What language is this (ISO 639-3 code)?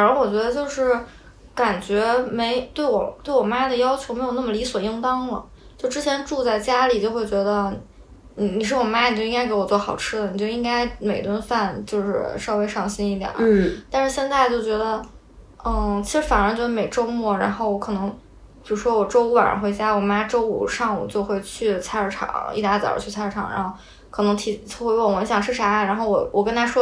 zho